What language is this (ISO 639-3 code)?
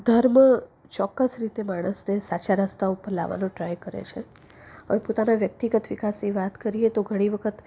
guj